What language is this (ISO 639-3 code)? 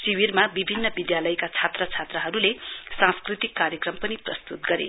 nep